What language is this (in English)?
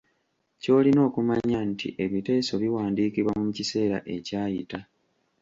Ganda